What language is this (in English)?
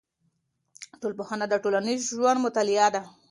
Pashto